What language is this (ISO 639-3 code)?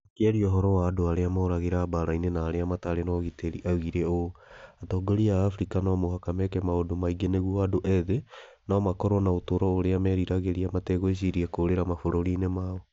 kik